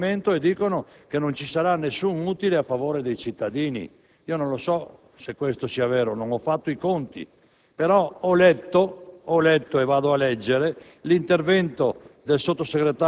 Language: Italian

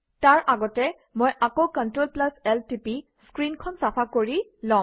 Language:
Assamese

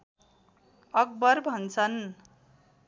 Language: Nepali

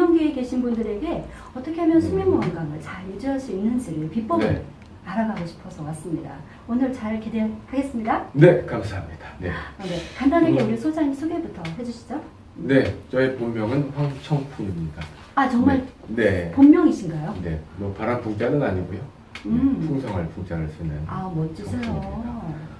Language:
Korean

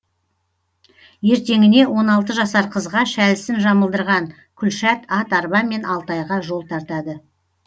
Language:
Kazakh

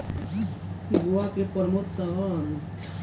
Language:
Bhojpuri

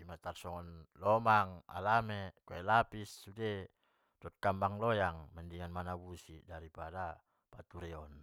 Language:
Batak Mandailing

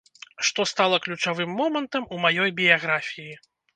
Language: Belarusian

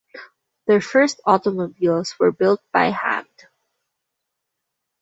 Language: English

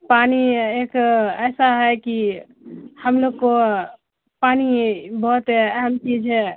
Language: Urdu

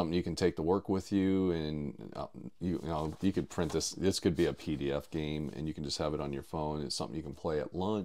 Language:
English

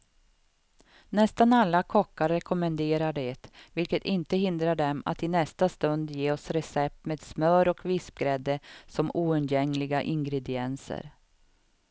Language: Swedish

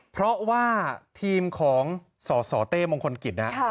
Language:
Thai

